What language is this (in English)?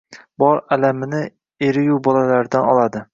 Uzbek